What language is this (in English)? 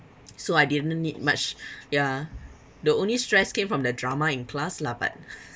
English